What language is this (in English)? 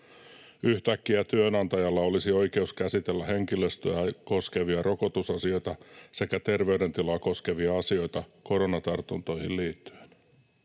Finnish